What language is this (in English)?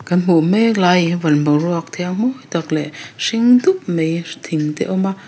Mizo